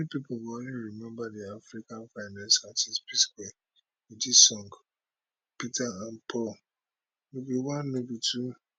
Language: Nigerian Pidgin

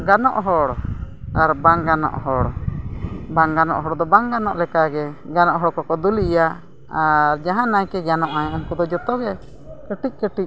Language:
Santali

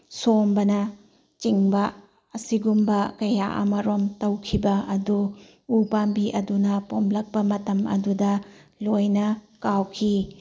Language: Manipuri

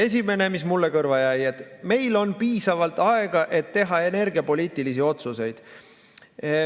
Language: Estonian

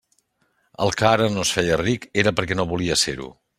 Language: Catalan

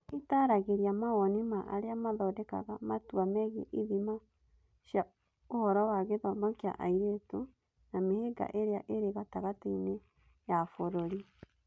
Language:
Kikuyu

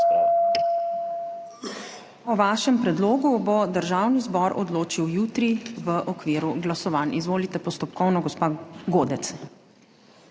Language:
Slovenian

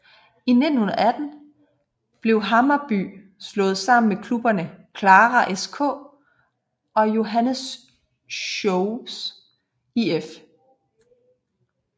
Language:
Danish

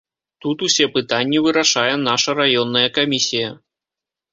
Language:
Belarusian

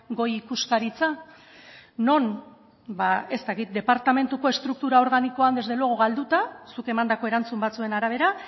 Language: Basque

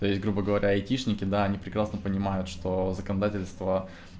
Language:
Russian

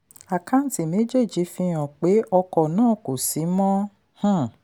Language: Yoruba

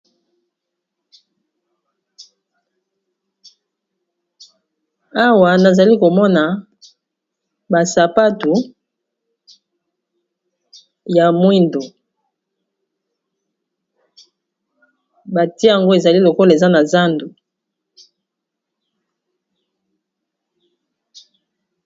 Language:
Lingala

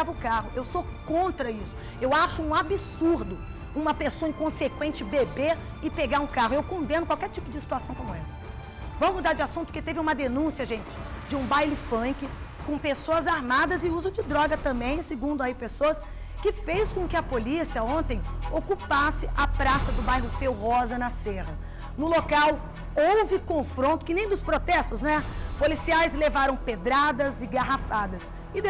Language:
Portuguese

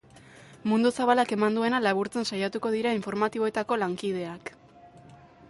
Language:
Basque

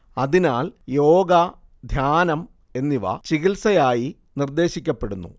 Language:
Malayalam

